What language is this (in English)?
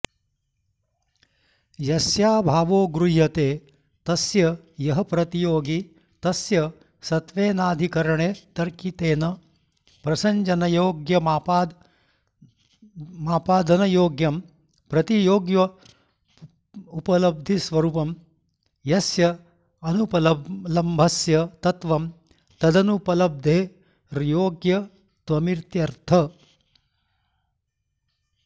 Sanskrit